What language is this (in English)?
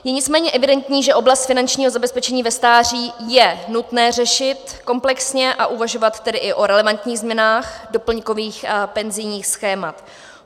Czech